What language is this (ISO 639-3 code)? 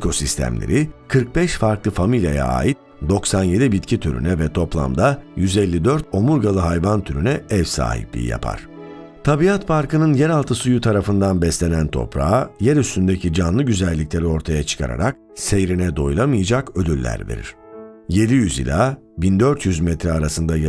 tur